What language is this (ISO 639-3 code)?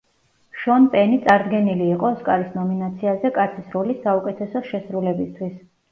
kat